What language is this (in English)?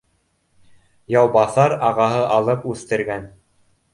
Bashkir